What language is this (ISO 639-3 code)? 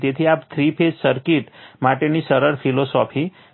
guj